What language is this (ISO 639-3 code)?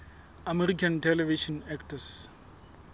sot